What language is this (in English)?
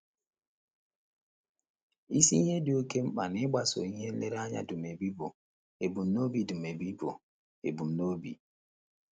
Igbo